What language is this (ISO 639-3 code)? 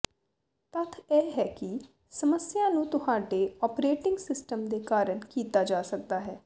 pan